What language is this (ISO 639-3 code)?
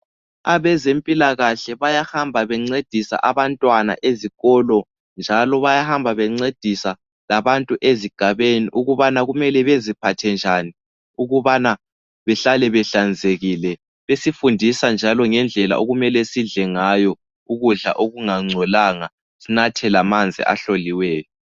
nde